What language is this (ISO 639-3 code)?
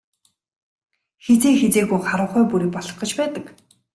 mon